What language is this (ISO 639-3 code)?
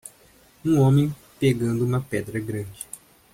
por